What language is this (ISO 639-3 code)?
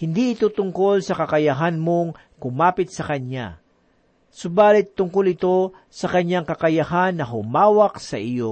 fil